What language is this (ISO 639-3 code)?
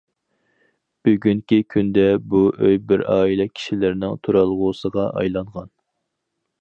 uig